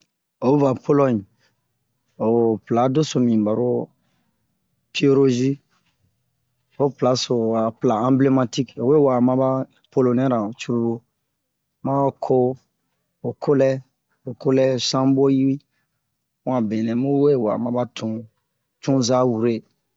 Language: Bomu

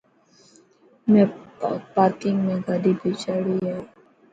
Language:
Dhatki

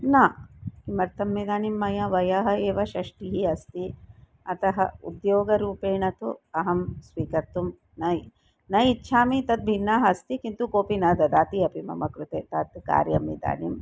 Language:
Sanskrit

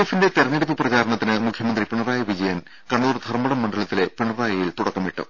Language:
Malayalam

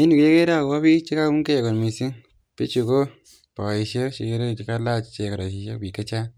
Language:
Kalenjin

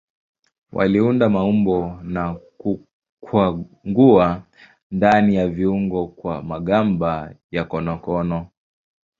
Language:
Swahili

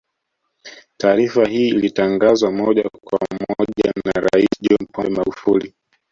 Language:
Swahili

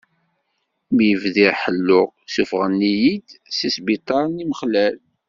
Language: Kabyle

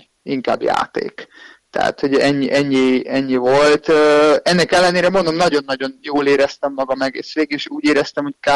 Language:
Hungarian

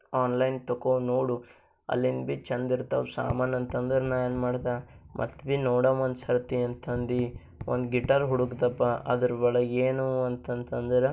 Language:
Kannada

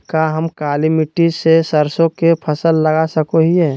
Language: Magahi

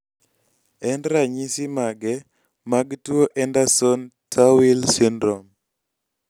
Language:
Luo (Kenya and Tanzania)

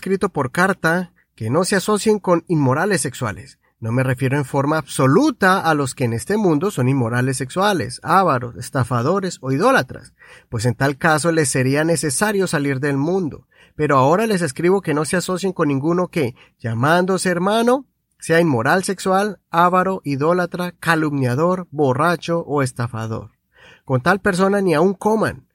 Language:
Spanish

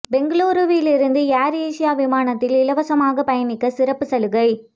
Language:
Tamil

